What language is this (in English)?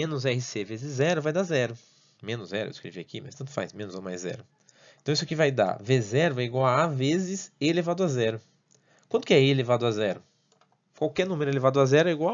Portuguese